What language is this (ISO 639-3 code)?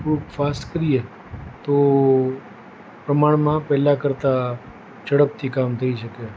guj